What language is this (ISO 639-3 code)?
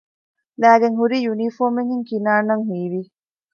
div